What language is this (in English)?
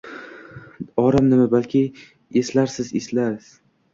Uzbek